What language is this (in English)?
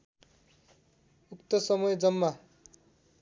Nepali